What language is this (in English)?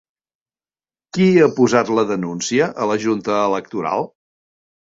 Catalan